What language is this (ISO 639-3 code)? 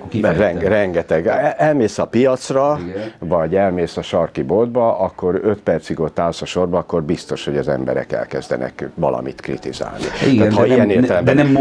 hun